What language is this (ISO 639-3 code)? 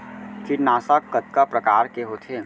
hne